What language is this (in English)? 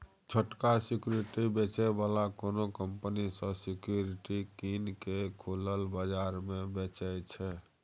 Maithili